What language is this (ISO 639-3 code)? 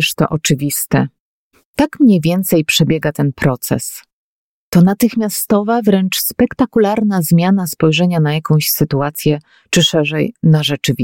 pol